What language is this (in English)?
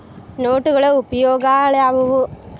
Kannada